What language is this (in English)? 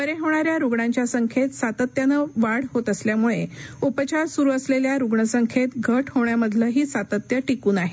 Marathi